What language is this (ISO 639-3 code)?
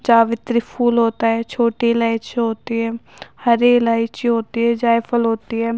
urd